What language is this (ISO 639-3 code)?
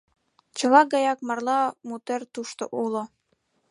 chm